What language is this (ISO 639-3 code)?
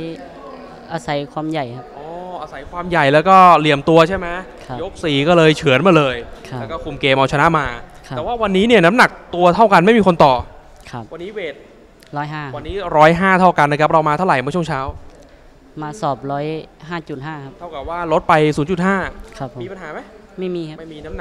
tha